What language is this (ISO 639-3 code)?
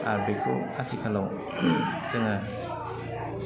brx